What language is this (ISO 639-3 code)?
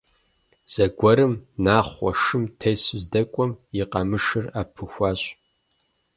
kbd